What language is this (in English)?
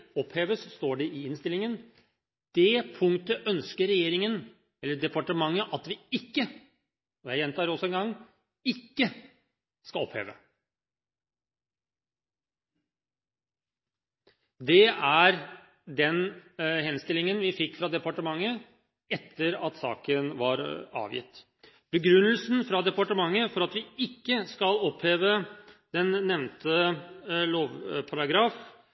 Norwegian Bokmål